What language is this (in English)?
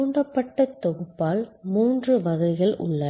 Tamil